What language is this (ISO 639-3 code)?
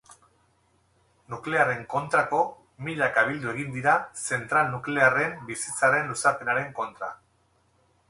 eus